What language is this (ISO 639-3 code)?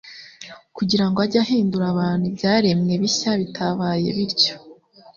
kin